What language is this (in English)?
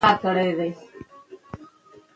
Pashto